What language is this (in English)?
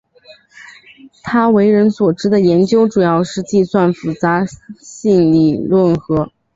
Chinese